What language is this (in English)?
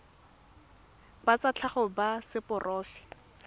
Tswana